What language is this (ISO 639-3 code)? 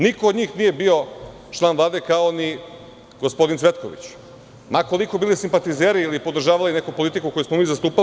srp